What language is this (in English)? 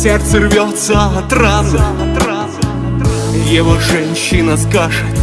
Russian